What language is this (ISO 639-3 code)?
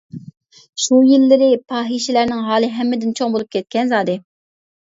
uig